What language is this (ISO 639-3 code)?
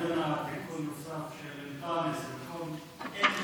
heb